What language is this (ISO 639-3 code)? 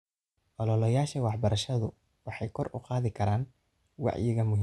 som